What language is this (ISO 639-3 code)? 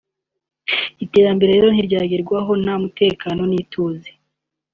kin